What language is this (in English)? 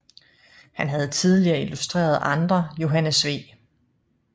Danish